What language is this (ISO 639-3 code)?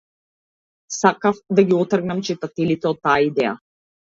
mkd